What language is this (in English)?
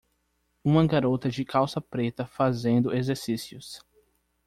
Portuguese